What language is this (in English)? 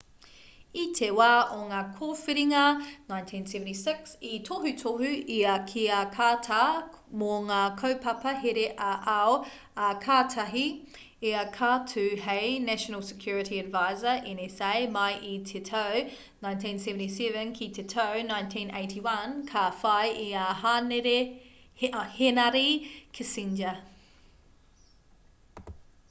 Māori